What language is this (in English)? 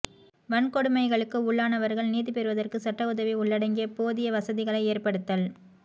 Tamil